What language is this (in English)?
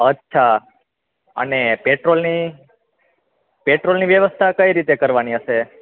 Gujarati